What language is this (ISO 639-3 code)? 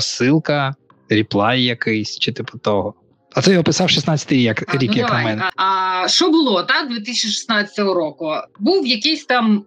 ukr